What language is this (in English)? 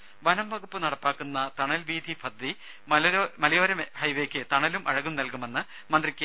Malayalam